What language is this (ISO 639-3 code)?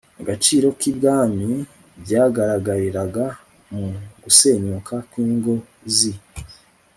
kin